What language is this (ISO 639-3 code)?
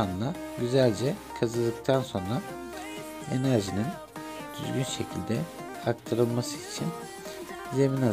tur